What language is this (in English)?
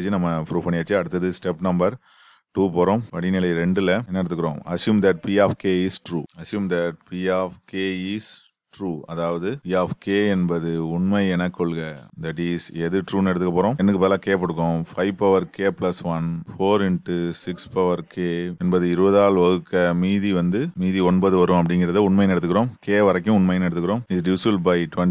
Romanian